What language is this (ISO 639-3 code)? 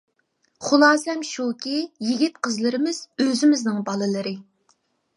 uig